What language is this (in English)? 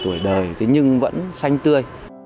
Vietnamese